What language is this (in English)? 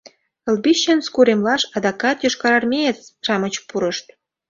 Mari